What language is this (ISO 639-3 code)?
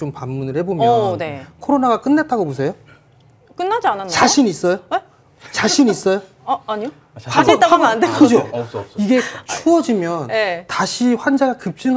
kor